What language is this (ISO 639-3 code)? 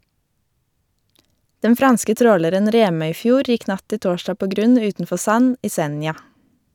nor